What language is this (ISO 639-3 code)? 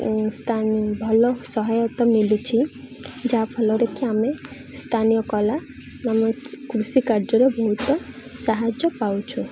ori